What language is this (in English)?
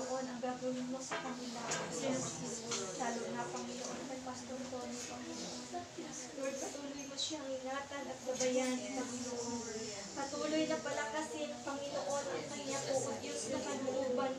Filipino